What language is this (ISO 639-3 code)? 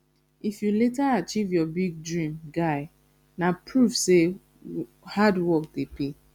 pcm